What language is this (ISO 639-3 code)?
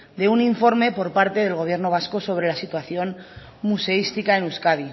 spa